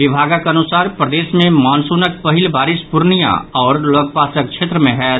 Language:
Maithili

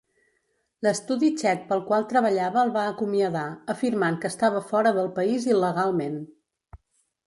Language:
Catalan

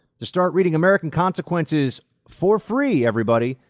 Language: English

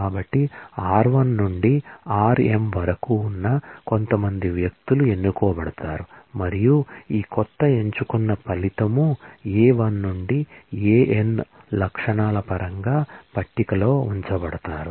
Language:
Telugu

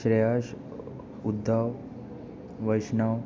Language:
Konkani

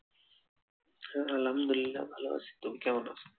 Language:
Bangla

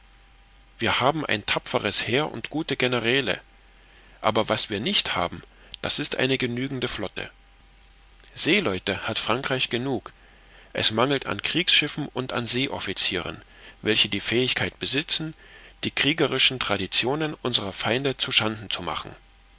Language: German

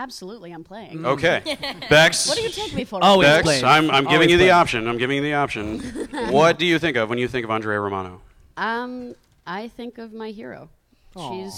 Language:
English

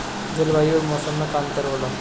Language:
Bhojpuri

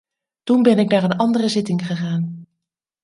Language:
Dutch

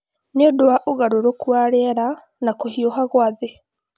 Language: Kikuyu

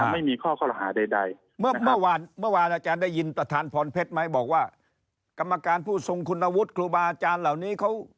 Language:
Thai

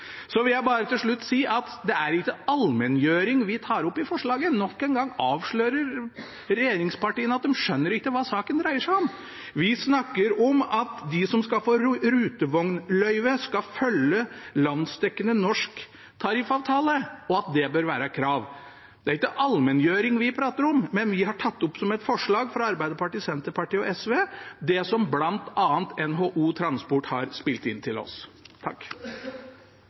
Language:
Norwegian Bokmål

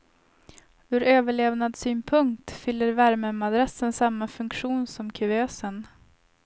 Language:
Swedish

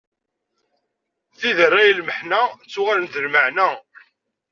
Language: Kabyle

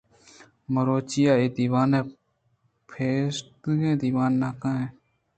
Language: Eastern Balochi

